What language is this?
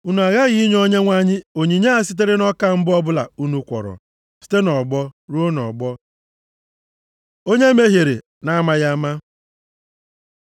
Igbo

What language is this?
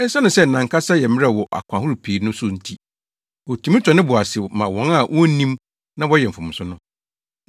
Akan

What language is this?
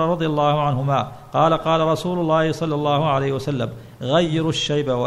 Arabic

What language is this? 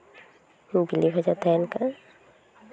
Santali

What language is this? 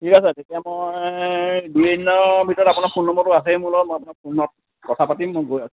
Assamese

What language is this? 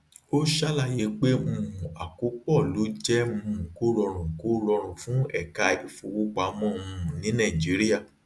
Yoruba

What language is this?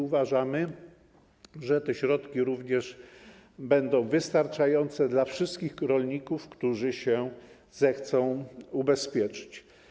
Polish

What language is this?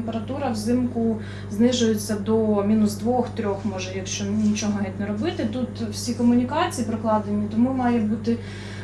Ukrainian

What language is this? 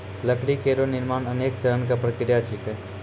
Maithili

